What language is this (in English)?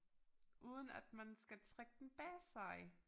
Danish